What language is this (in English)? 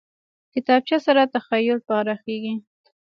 Pashto